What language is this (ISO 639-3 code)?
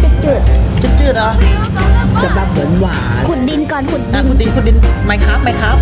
tha